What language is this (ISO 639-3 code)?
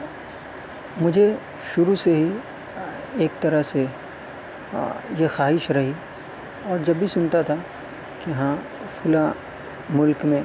urd